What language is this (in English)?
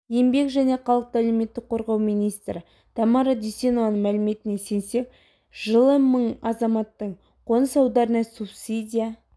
Kazakh